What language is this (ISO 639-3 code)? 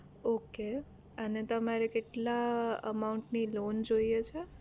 guj